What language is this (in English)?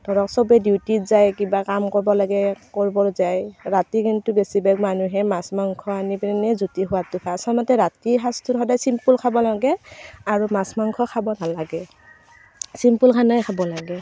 Assamese